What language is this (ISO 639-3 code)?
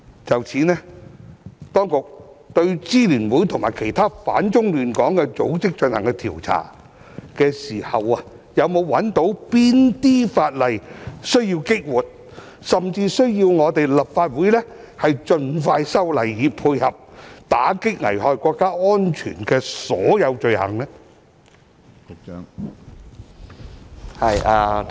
yue